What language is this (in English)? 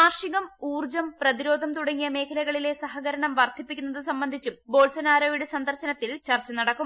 Malayalam